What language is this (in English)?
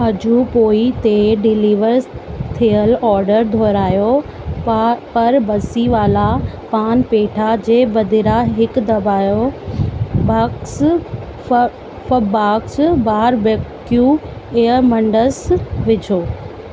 Sindhi